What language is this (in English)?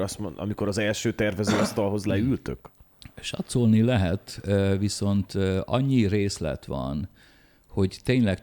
Hungarian